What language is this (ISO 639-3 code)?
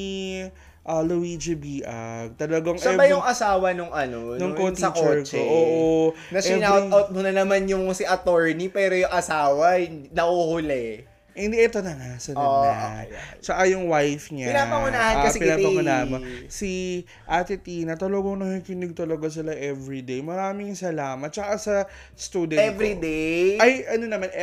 fil